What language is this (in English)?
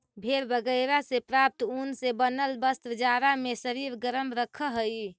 Magahi